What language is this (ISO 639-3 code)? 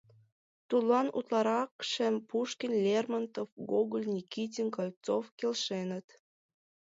chm